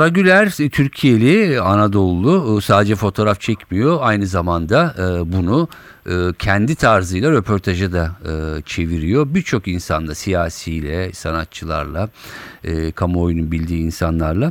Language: Turkish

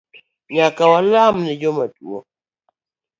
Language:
Luo (Kenya and Tanzania)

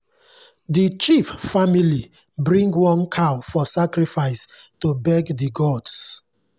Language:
Nigerian Pidgin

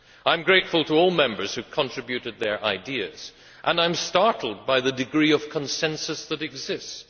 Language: English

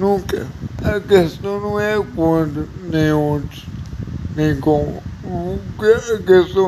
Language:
Portuguese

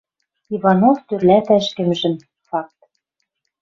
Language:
Western Mari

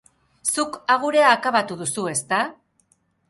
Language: Basque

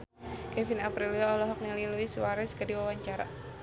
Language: Sundanese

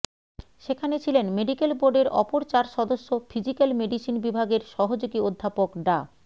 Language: Bangla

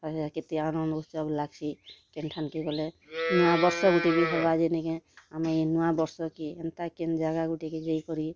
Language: Odia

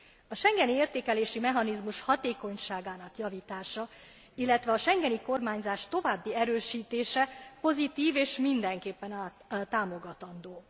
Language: Hungarian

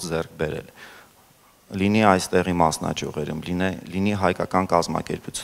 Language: German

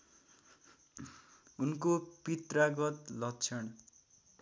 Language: Nepali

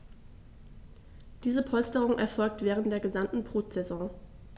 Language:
German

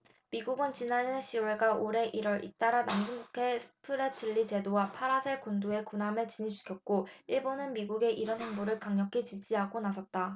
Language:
Korean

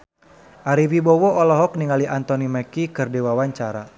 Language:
Sundanese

